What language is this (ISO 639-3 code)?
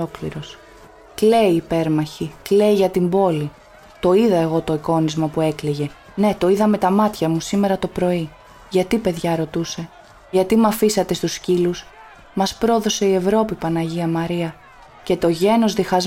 ell